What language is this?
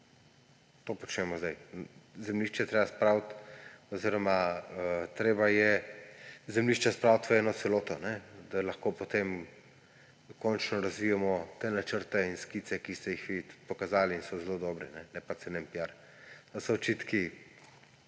Slovenian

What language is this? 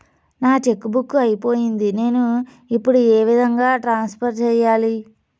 Telugu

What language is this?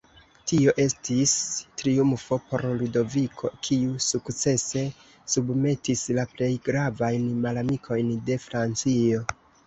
Esperanto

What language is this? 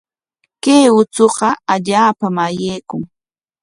Corongo Ancash Quechua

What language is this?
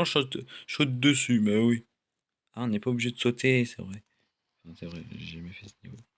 French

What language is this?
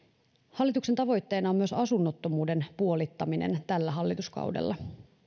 Finnish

